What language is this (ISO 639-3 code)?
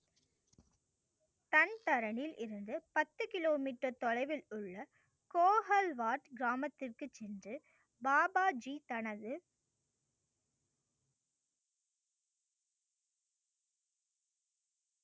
tam